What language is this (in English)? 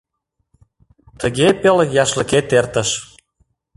Mari